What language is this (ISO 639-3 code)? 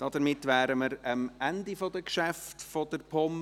gsw